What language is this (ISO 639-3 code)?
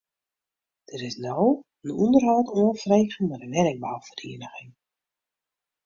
fry